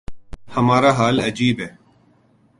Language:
Urdu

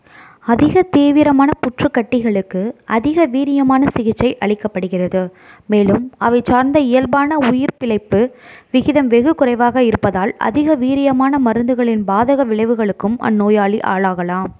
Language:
Tamil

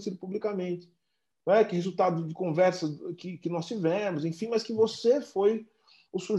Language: Portuguese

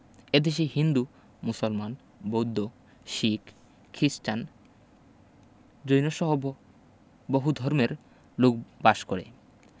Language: Bangla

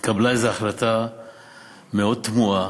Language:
Hebrew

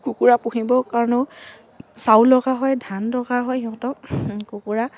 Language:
Assamese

